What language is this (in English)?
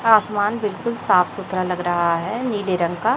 Hindi